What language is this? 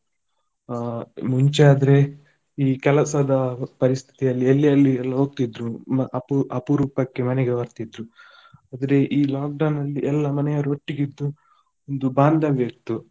Kannada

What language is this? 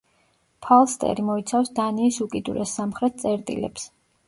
Georgian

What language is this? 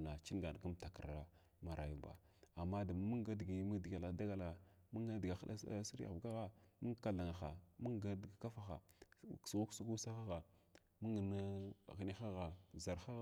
Glavda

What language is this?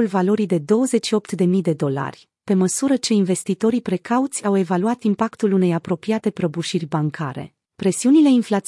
Romanian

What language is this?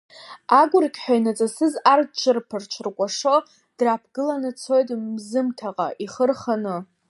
Abkhazian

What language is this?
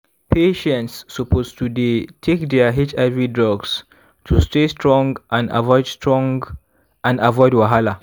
Nigerian Pidgin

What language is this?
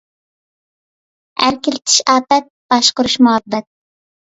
Uyghur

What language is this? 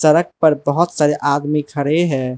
Hindi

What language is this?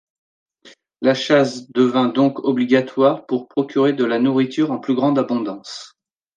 French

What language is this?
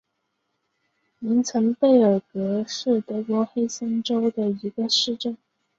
Chinese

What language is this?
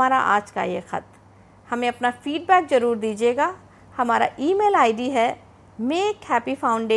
Hindi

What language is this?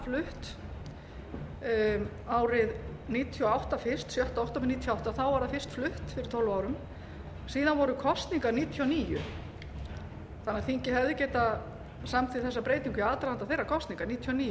Icelandic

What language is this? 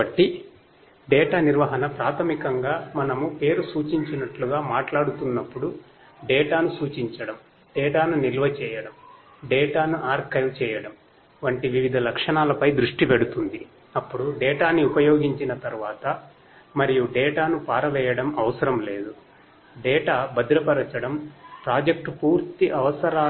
Telugu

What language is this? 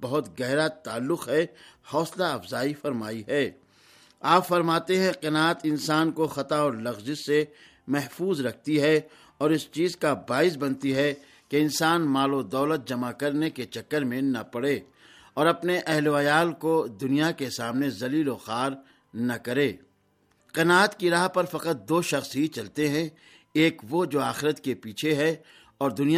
Urdu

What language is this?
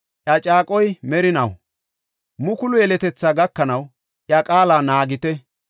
Gofa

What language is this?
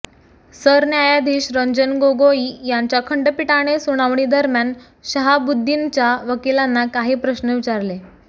Marathi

